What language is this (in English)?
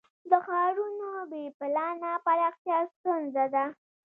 Pashto